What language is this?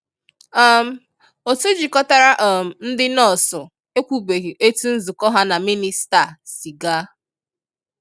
Igbo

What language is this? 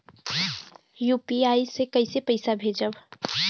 Bhojpuri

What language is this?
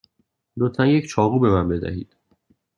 Persian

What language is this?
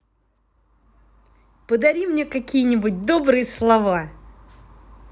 Russian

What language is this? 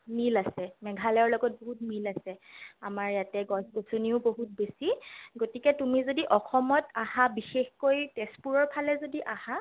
Assamese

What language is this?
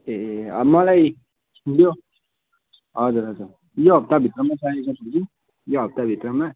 Nepali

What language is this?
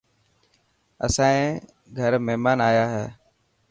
Dhatki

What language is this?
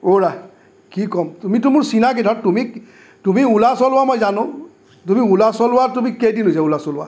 Assamese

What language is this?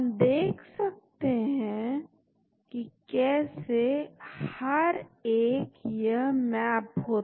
Hindi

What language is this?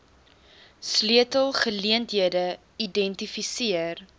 Afrikaans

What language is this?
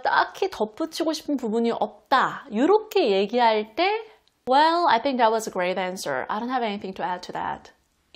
Korean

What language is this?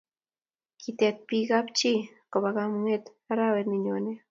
Kalenjin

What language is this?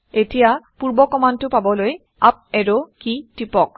Assamese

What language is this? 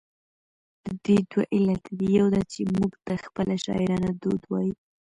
Pashto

